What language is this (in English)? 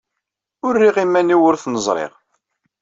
Kabyle